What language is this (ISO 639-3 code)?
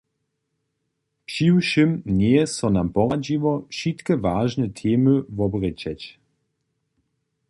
hsb